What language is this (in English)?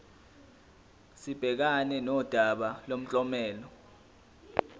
Zulu